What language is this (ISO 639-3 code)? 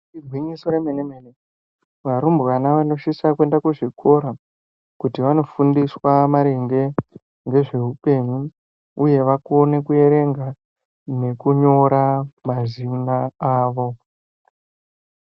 ndc